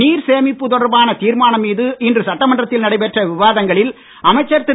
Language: Tamil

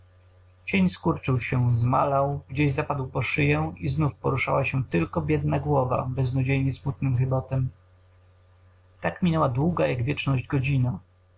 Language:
Polish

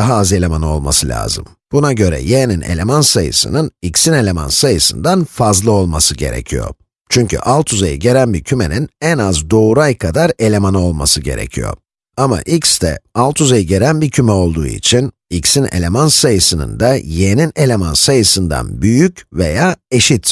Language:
Turkish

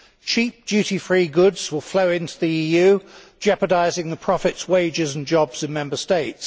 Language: English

